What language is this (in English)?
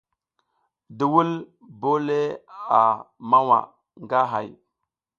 South Giziga